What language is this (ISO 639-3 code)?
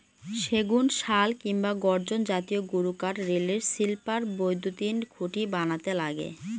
ben